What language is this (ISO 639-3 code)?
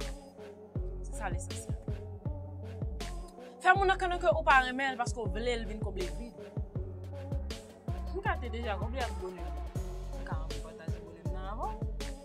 fra